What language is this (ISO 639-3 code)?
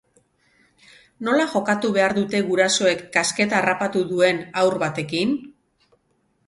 eus